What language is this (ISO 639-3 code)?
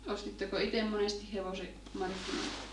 fin